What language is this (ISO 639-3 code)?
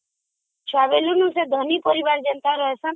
ori